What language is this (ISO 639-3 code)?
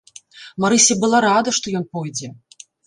bel